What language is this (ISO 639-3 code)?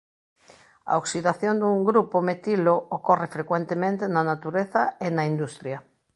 glg